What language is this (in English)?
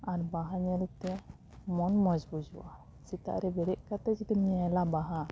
Santali